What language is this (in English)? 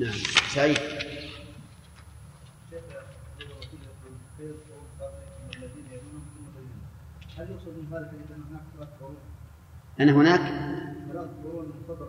Arabic